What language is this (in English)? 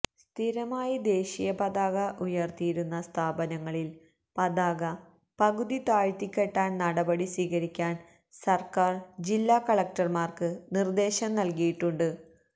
Malayalam